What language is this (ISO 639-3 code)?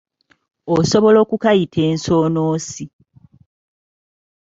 lug